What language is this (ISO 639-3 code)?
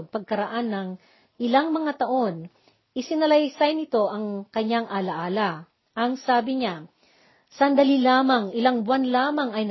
fil